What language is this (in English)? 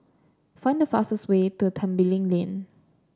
English